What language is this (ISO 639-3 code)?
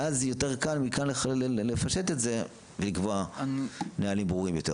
heb